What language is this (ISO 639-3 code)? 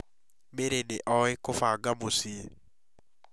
kik